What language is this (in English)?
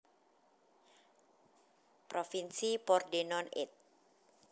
Javanese